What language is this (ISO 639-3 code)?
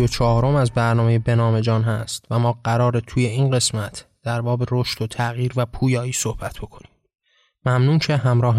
fas